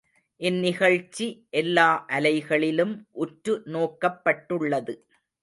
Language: Tamil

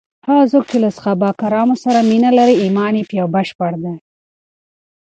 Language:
Pashto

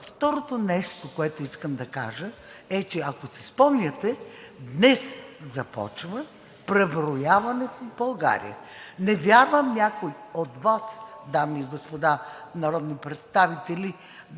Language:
Bulgarian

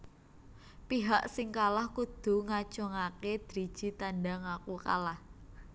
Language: Javanese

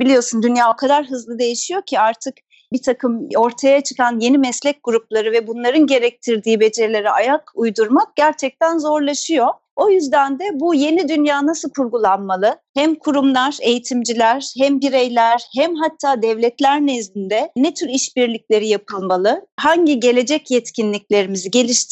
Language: Turkish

